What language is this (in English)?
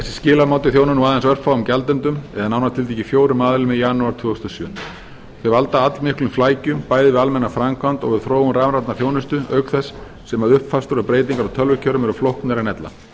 Icelandic